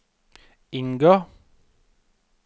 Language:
Norwegian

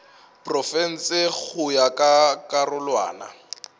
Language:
Northern Sotho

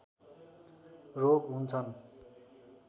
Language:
Nepali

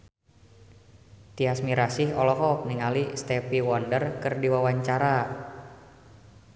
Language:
Sundanese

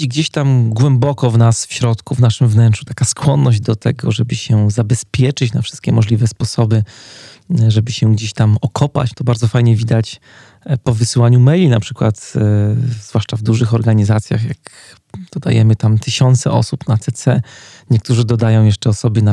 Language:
Polish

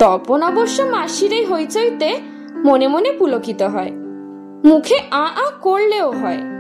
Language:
Bangla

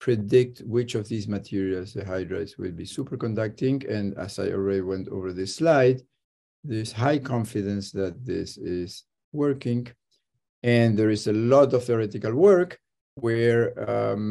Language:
English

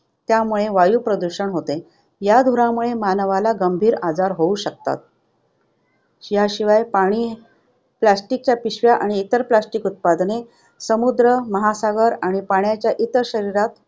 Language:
Marathi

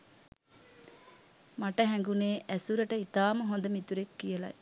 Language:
Sinhala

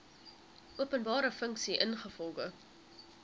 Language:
Afrikaans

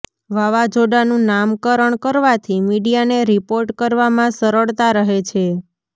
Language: Gujarati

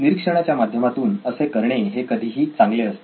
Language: Marathi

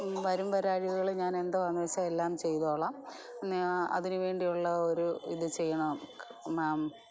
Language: Malayalam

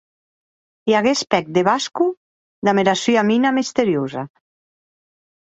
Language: Occitan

